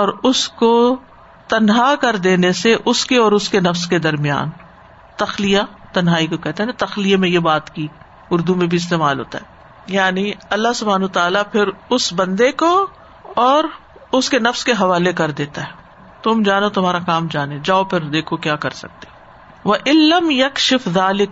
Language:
Urdu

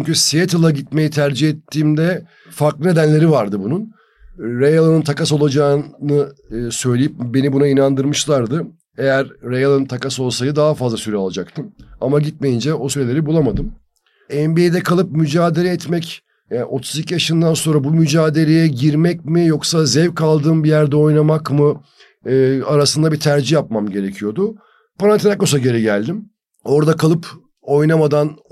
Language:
Turkish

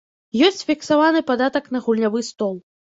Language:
Belarusian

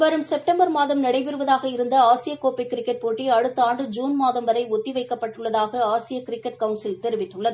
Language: Tamil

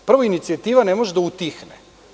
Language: Serbian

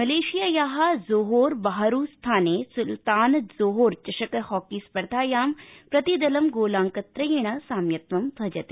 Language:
Sanskrit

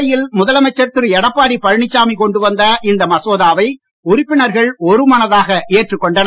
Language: Tamil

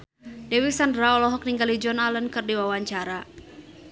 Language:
Sundanese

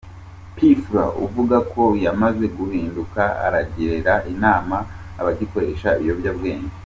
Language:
Kinyarwanda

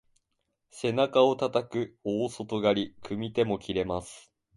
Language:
Japanese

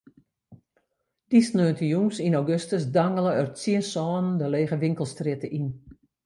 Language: Western Frisian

